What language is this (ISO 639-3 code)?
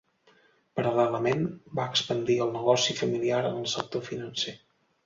cat